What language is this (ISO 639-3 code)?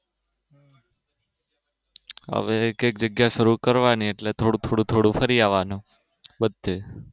guj